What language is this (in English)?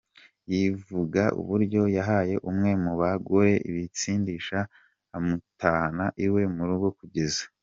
Kinyarwanda